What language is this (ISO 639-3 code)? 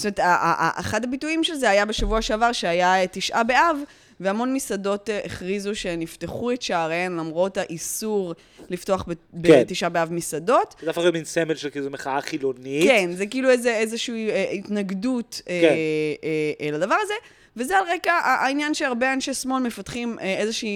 heb